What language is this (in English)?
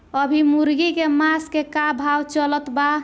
Bhojpuri